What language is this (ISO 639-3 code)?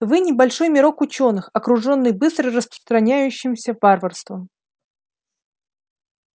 rus